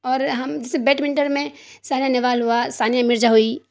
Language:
Urdu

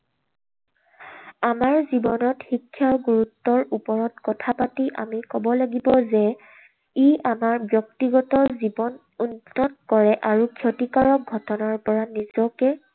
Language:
Assamese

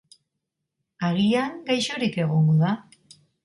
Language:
Basque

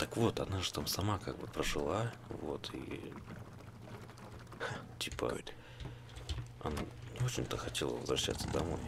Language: Russian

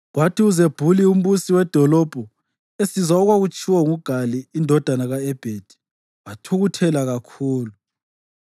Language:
North Ndebele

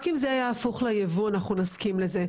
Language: Hebrew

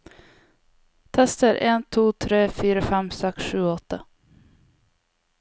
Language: Norwegian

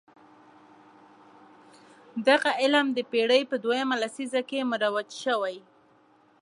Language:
Pashto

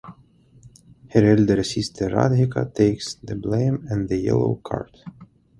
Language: English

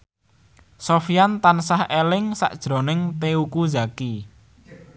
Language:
Javanese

